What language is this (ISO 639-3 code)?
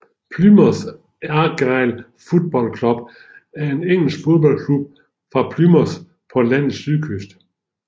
dan